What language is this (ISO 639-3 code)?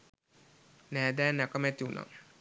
sin